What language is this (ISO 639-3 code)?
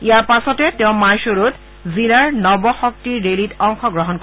asm